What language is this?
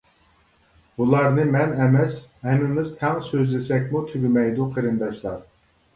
Uyghur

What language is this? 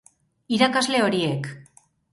Basque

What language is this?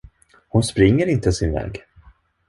Swedish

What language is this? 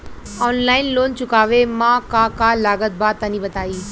Bhojpuri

